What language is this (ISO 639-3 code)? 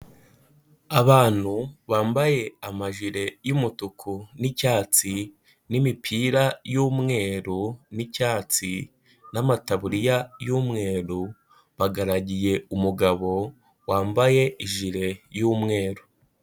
kin